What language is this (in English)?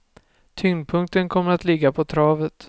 Swedish